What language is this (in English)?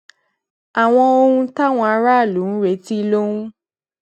Yoruba